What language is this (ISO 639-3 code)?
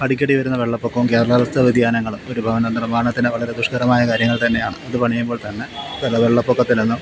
mal